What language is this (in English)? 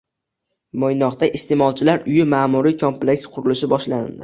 Uzbek